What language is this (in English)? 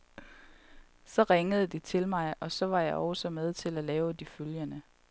Danish